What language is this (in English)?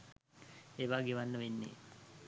Sinhala